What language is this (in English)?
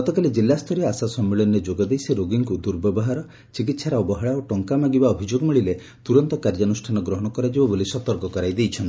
Odia